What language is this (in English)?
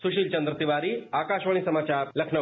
Hindi